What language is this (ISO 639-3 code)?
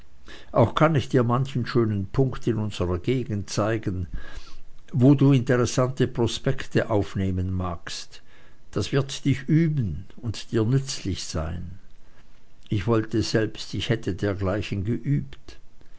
deu